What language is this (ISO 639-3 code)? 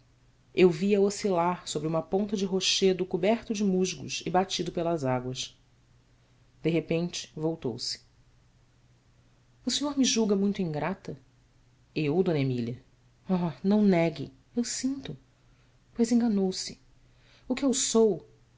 por